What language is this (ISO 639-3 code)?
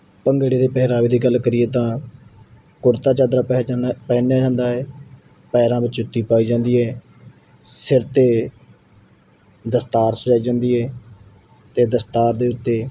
pan